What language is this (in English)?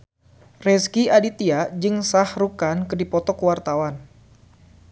Sundanese